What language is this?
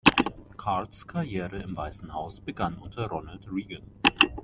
German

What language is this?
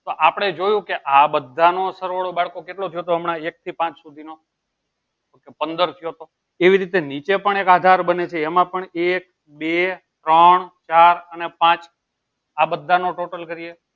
Gujarati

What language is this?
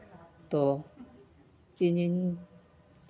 Santali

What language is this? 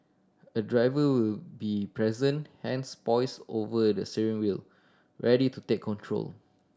English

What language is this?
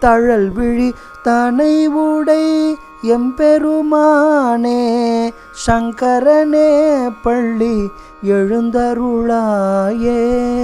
Tamil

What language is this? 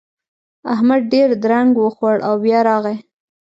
Pashto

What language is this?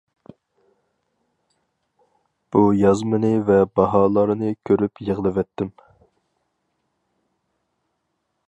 Uyghur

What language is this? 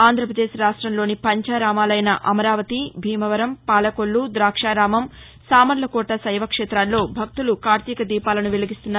Telugu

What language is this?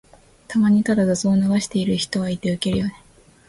Japanese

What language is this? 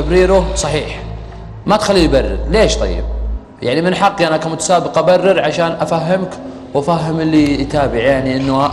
Arabic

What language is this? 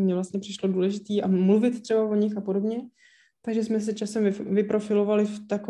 Czech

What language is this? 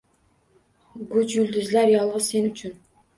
Uzbek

